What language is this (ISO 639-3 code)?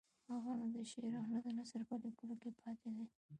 pus